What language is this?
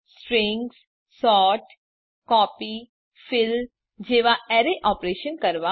Gujarati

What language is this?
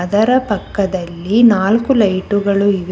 Kannada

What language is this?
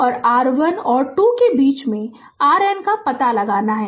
Hindi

